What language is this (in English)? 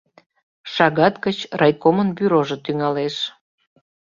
Mari